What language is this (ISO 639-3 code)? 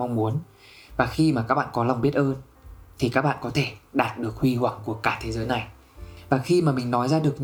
vie